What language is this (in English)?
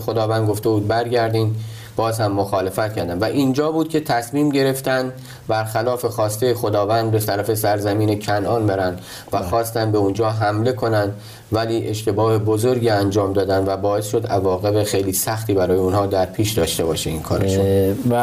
Persian